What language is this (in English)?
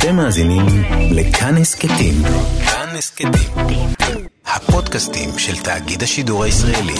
Hebrew